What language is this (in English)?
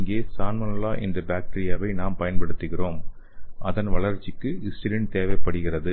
Tamil